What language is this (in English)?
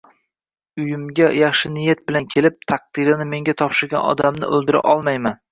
Uzbek